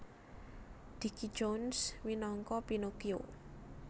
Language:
Javanese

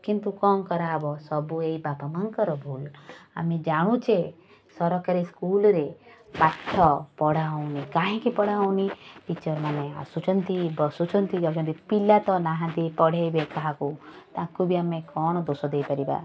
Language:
Odia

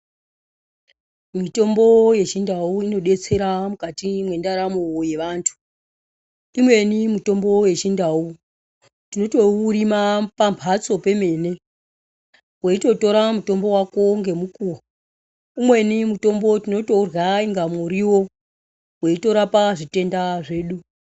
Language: Ndau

